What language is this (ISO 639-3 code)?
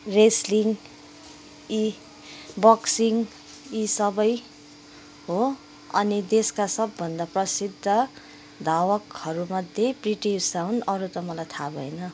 nep